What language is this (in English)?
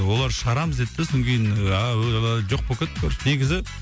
Kazakh